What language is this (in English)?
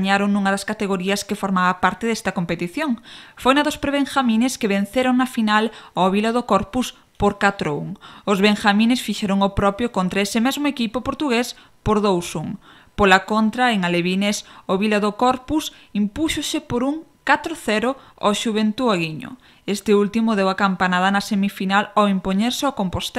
Spanish